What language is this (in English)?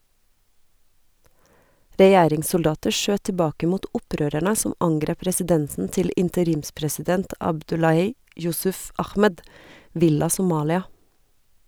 Norwegian